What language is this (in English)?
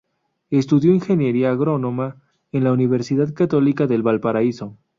Spanish